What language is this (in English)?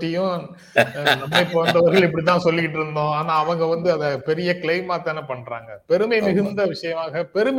Tamil